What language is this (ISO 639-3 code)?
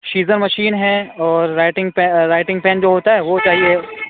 urd